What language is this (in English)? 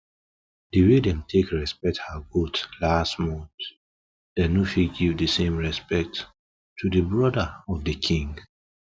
Nigerian Pidgin